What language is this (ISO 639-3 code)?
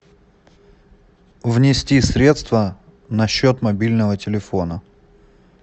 rus